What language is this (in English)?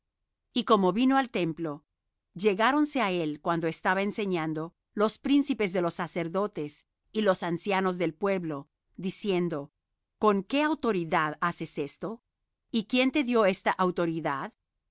Spanish